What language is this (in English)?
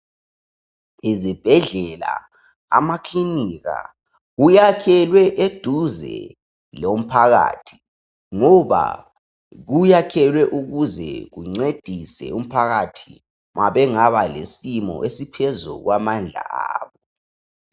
North Ndebele